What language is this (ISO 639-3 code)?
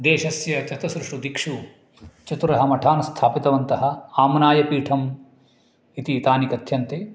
san